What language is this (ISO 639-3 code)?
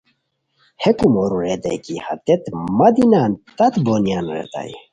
khw